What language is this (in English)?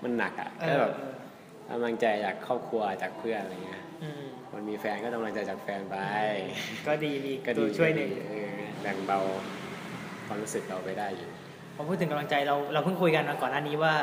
Thai